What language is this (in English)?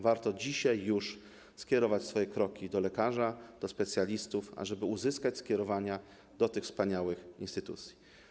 Polish